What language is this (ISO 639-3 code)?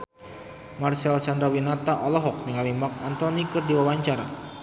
sun